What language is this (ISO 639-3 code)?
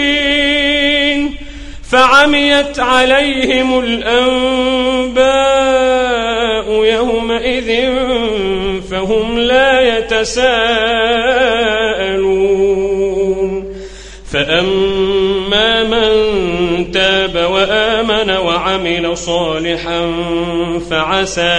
ara